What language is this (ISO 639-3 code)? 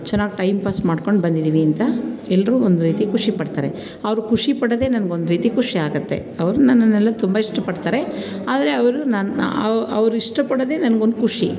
kan